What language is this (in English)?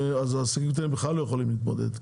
Hebrew